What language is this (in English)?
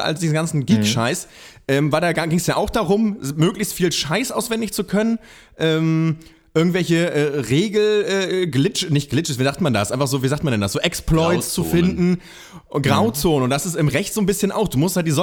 German